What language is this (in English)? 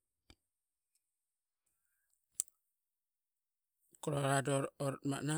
Qaqet